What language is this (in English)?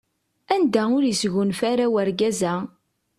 Kabyle